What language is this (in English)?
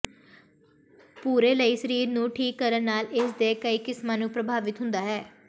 Punjabi